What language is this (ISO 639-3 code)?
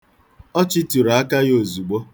ibo